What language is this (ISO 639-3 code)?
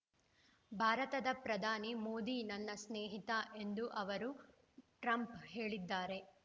kan